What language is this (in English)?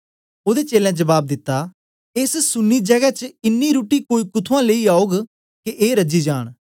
Dogri